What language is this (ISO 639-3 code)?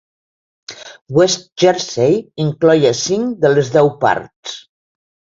cat